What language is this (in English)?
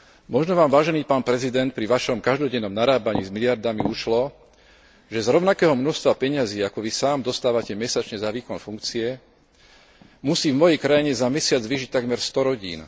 Slovak